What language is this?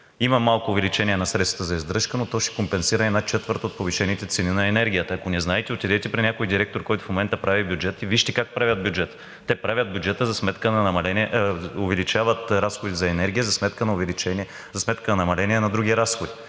Bulgarian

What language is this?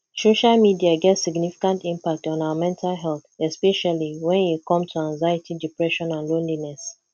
Nigerian Pidgin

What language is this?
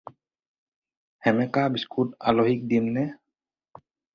Assamese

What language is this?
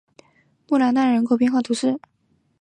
Chinese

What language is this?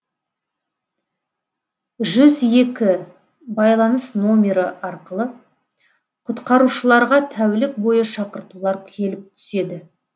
Kazakh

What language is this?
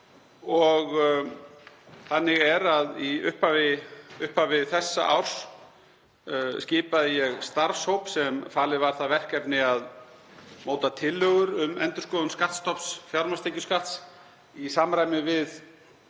Icelandic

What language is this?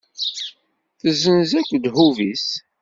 Kabyle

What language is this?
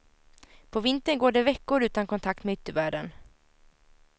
Swedish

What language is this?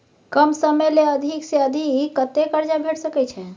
Maithili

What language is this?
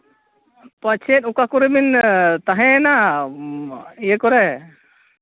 Santali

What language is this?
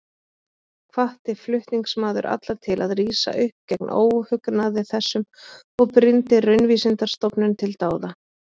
Icelandic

